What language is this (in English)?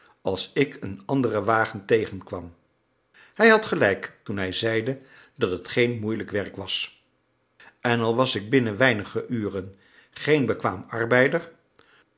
Dutch